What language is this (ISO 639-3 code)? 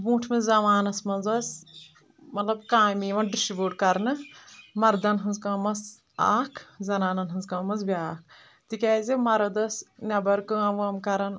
kas